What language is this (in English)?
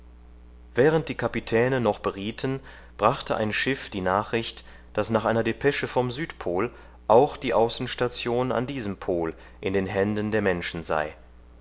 German